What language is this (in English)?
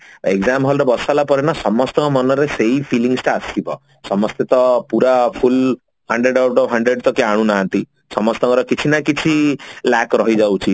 Odia